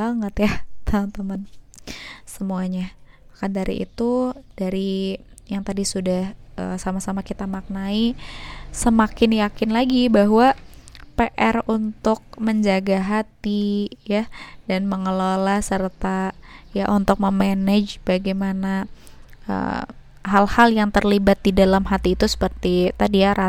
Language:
Indonesian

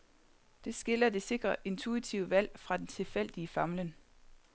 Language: Danish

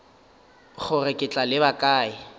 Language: Northern Sotho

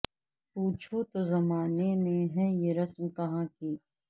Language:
Urdu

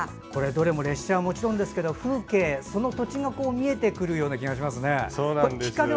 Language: Japanese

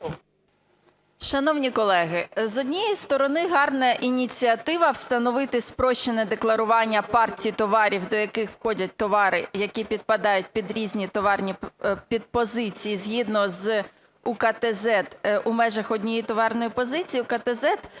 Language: Ukrainian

